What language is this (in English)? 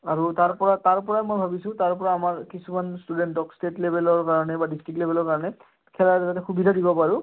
Assamese